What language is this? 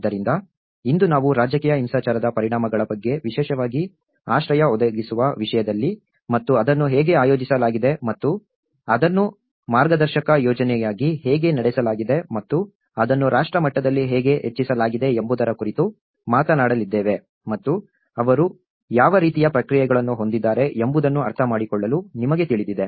Kannada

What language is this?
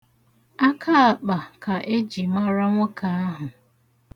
Igbo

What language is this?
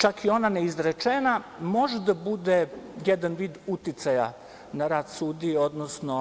Serbian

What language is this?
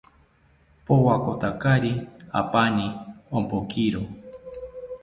South Ucayali Ashéninka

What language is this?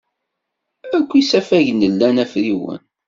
Kabyle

